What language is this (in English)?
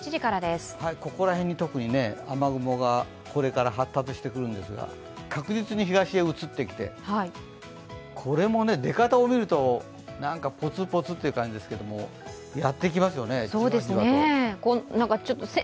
Japanese